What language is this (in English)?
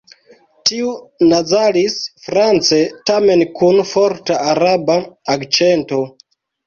Esperanto